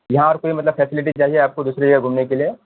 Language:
Urdu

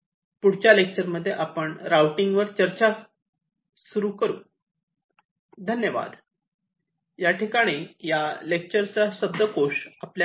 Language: Marathi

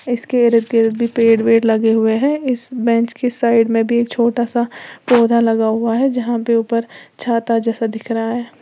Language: Hindi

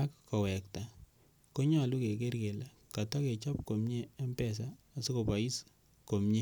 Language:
Kalenjin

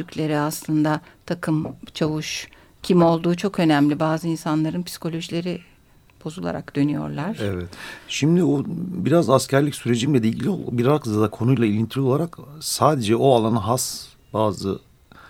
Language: Turkish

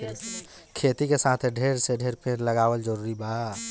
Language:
Bhojpuri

